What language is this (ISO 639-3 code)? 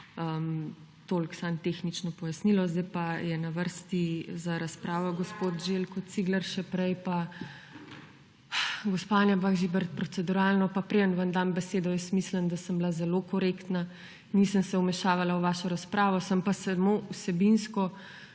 slv